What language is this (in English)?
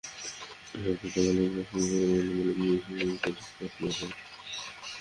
Bangla